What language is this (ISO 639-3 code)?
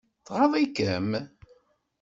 kab